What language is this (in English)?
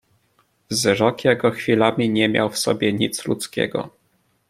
Polish